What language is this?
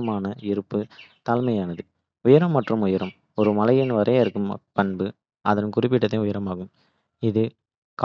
Kota (India)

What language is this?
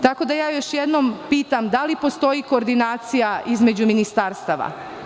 Serbian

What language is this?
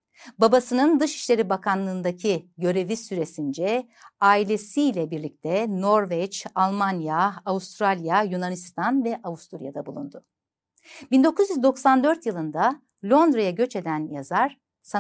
Turkish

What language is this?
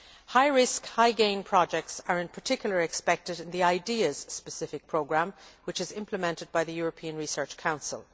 English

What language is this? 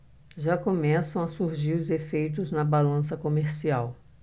Portuguese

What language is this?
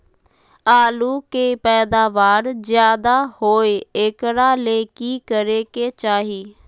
Magahi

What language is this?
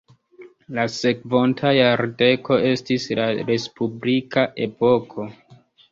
Esperanto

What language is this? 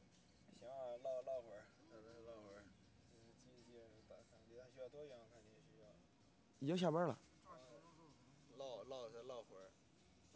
Chinese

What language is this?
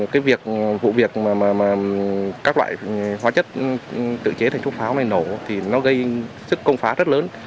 Vietnamese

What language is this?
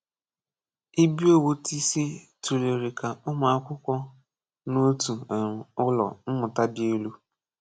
Igbo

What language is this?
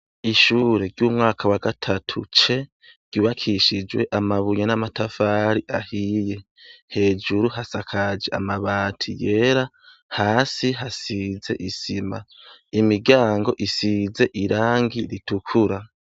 Rundi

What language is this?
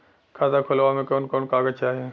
Bhojpuri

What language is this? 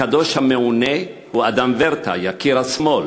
Hebrew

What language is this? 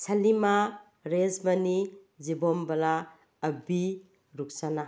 Manipuri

